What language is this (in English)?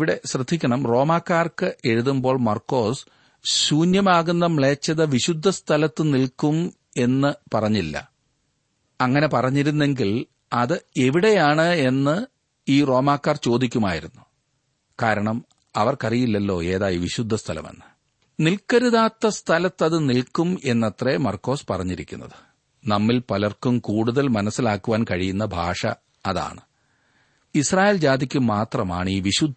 Malayalam